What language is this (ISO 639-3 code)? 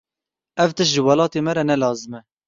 kur